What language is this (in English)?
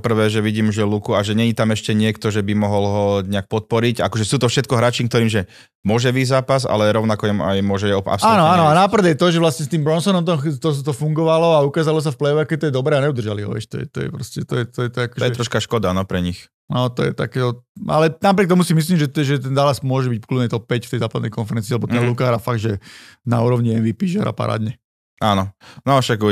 Slovak